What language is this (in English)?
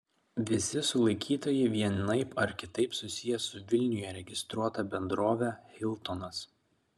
Lithuanian